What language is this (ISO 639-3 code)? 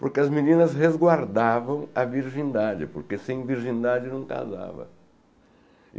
por